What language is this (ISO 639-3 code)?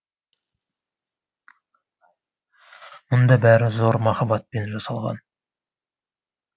kaz